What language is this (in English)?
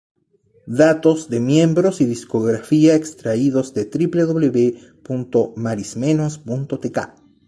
Spanish